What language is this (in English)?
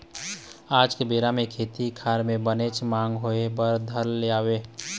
Chhattisgarhi